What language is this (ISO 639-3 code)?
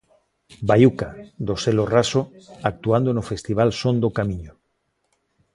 glg